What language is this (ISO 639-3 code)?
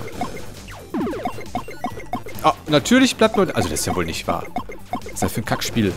deu